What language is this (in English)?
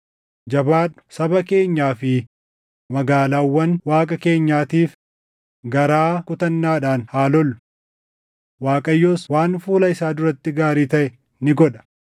Oromo